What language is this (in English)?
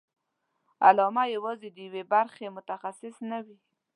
Pashto